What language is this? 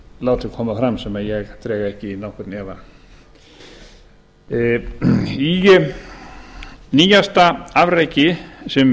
Icelandic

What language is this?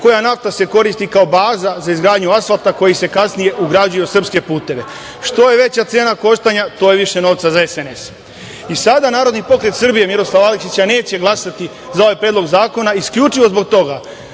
Serbian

